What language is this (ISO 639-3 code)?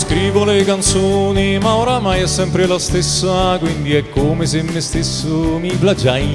ita